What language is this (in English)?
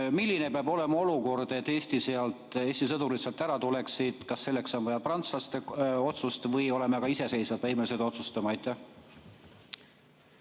Estonian